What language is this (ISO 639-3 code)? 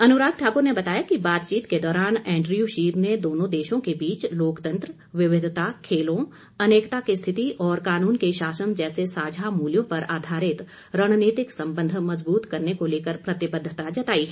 hin